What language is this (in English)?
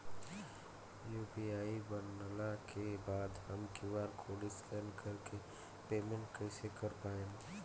Bhojpuri